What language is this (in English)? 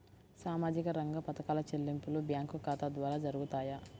Telugu